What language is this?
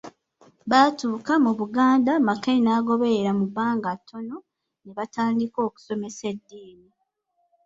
Ganda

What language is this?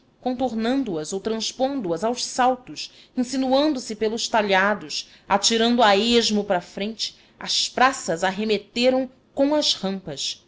Portuguese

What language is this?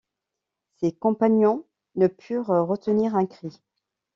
French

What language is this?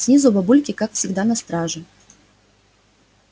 Russian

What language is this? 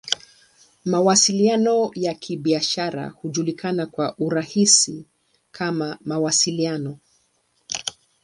Swahili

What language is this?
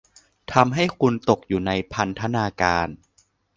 Thai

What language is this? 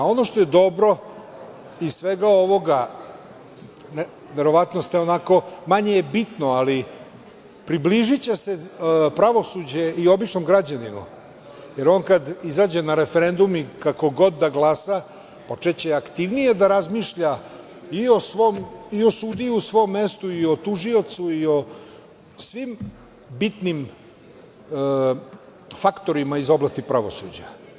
Serbian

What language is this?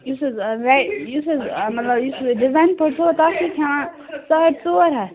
Kashmiri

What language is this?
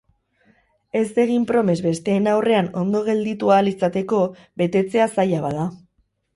Basque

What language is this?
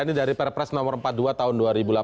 Indonesian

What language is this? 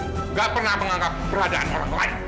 Indonesian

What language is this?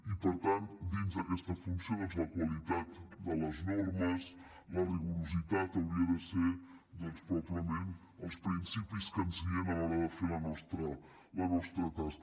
Catalan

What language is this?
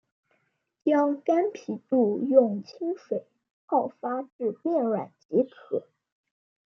Chinese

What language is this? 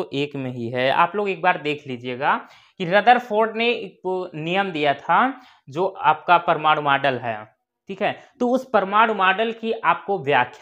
Hindi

